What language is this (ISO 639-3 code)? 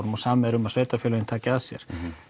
isl